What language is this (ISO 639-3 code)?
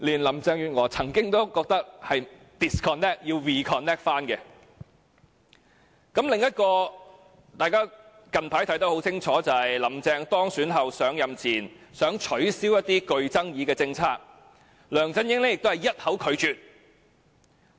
yue